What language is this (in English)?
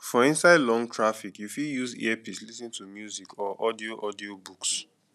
Nigerian Pidgin